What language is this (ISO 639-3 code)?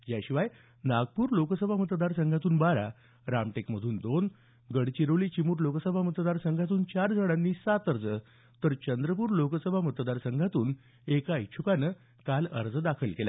mar